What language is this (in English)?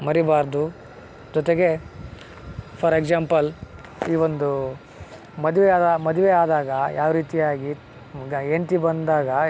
Kannada